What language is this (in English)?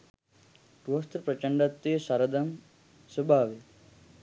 Sinhala